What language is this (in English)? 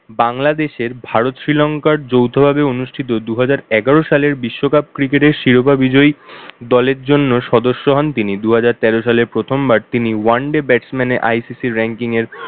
Bangla